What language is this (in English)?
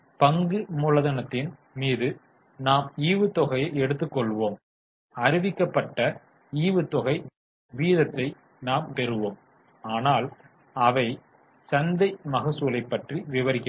Tamil